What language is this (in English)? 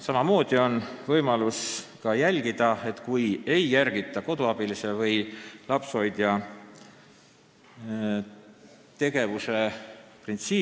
Estonian